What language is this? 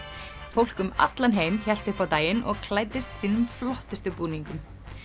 Icelandic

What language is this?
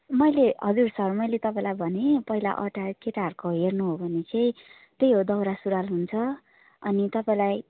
Nepali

